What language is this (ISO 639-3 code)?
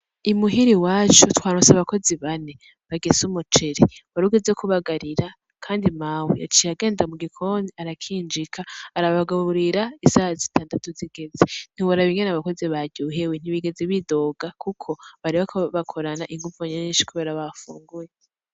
run